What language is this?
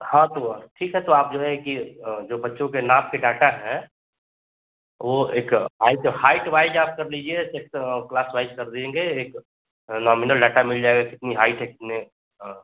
Hindi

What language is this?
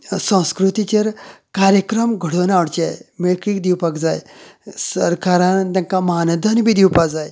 Konkani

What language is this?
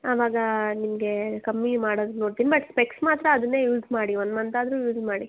Kannada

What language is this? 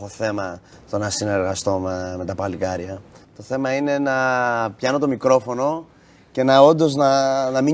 Greek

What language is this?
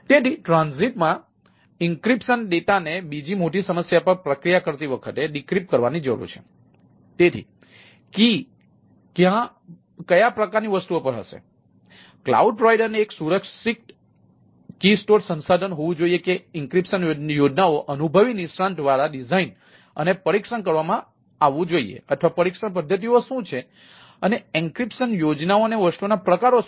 Gujarati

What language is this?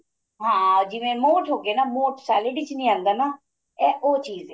Punjabi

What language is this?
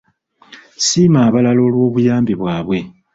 Ganda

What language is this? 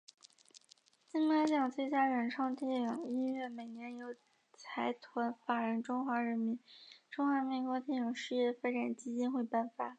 Chinese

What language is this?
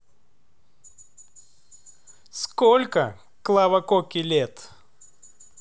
Russian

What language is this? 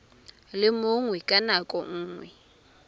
Tswana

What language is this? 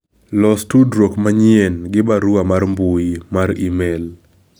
Luo (Kenya and Tanzania)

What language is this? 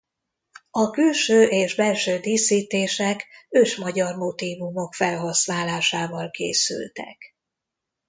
Hungarian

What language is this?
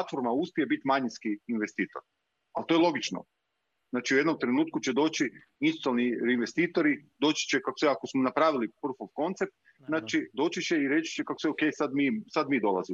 Croatian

